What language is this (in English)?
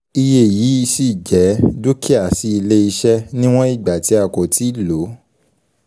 Yoruba